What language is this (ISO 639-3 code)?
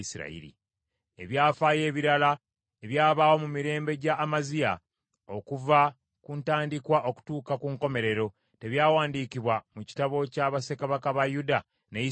lug